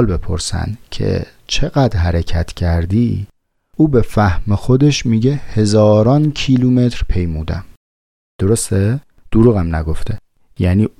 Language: Persian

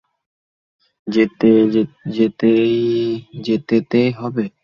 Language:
Bangla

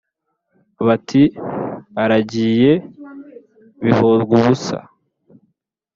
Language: Kinyarwanda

